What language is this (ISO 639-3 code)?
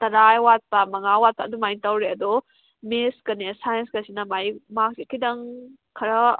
mni